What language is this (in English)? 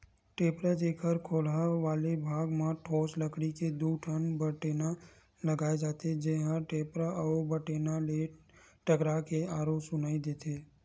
Chhattisgarhi